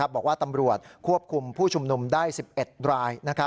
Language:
Thai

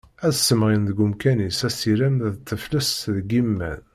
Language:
Kabyle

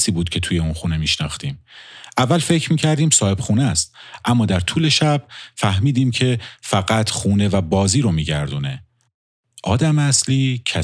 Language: Persian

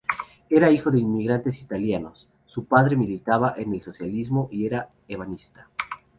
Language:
Spanish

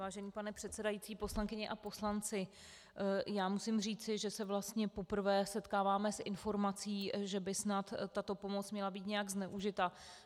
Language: Czech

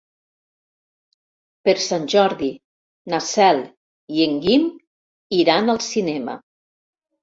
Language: Catalan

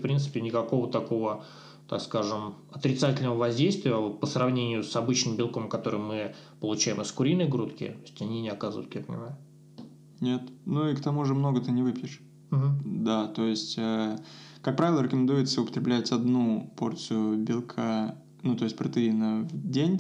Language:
Russian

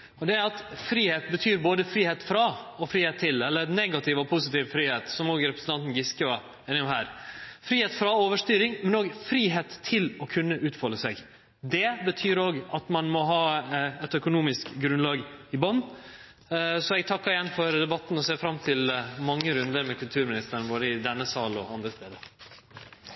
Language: Norwegian Nynorsk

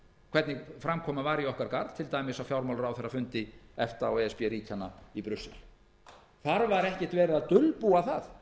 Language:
Icelandic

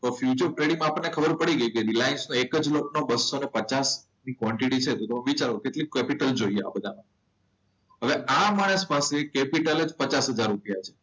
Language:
Gujarati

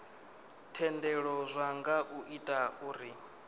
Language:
Venda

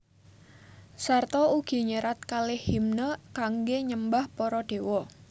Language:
Javanese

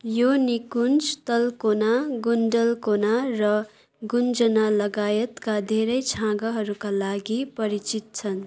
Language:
Nepali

